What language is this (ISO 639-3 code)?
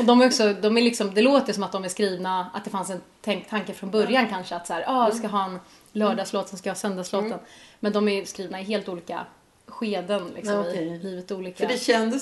swe